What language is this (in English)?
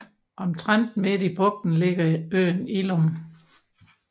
Danish